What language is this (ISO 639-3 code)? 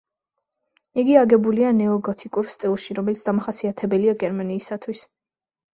kat